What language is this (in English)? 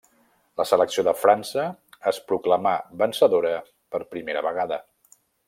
Catalan